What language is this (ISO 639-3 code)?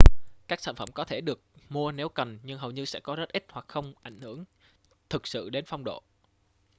vie